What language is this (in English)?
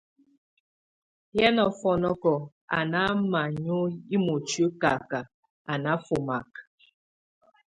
Tunen